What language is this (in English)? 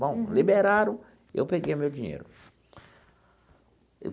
Portuguese